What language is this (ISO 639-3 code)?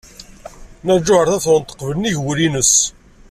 kab